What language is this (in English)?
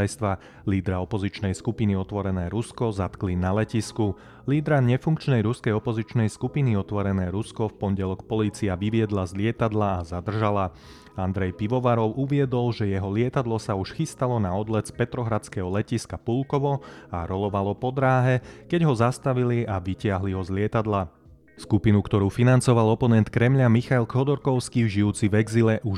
Slovak